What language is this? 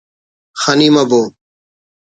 Brahui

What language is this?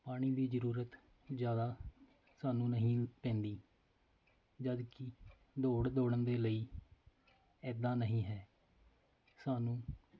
Punjabi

